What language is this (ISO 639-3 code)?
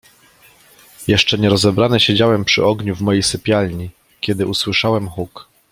pol